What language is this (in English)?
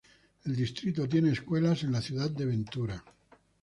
Spanish